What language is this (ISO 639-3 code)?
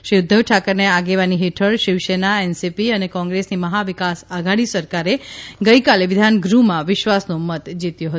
guj